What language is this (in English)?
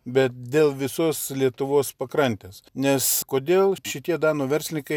Lithuanian